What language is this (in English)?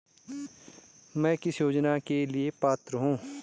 Hindi